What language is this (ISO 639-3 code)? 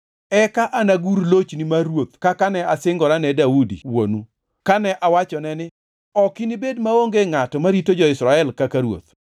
luo